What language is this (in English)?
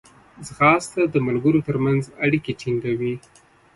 Pashto